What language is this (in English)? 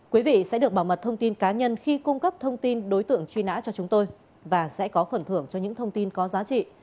Vietnamese